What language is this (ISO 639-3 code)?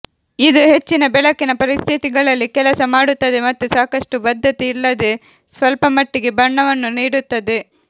kan